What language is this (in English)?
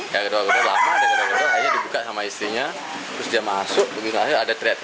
Indonesian